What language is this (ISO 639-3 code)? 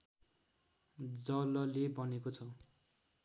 nep